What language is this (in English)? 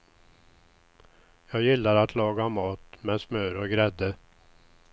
Swedish